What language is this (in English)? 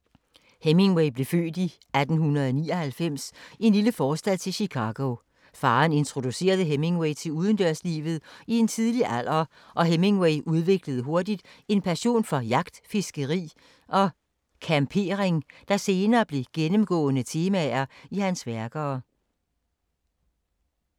Danish